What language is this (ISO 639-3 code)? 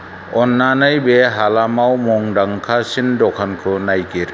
brx